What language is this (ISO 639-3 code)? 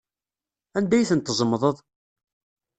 kab